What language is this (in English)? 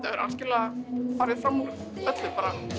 Icelandic